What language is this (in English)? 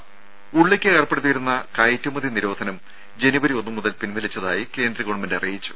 Malayalam